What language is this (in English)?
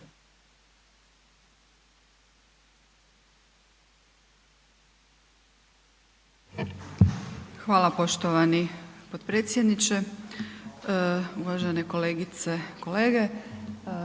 Croatian